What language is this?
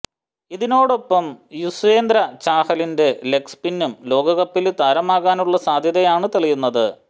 Malayalam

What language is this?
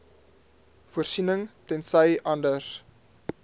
Afrikaans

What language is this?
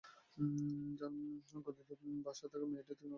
Bangla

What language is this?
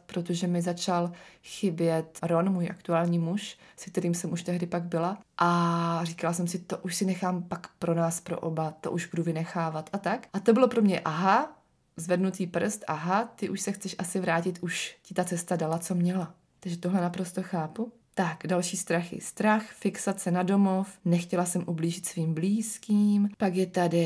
Czech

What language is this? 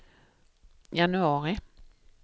Swedish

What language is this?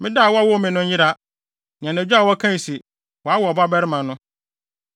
Akan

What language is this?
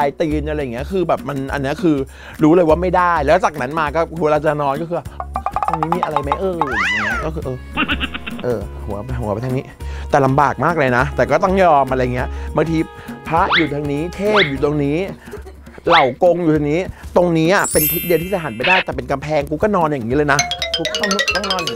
Thai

